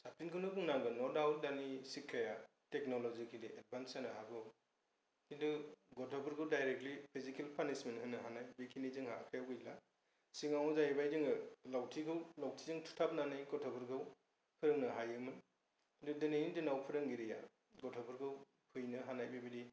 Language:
Bodo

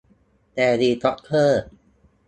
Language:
Thai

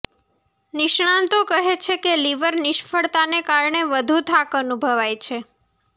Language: Gujarati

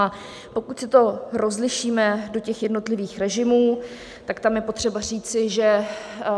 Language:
Czech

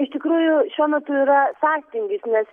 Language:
Lithuanian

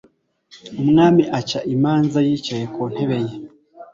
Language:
Kinyarwanda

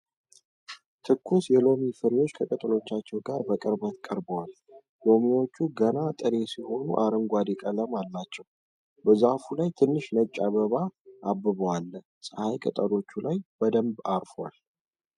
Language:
Amharic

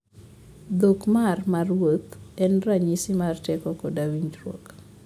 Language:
Luo (Kenya and Tanzania)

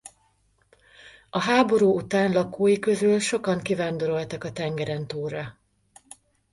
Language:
Hungarian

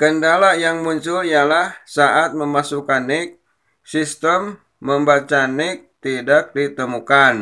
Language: Indonesian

